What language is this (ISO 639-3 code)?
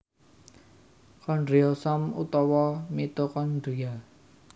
jav